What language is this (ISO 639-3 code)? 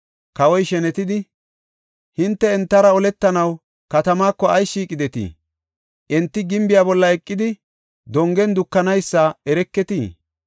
gof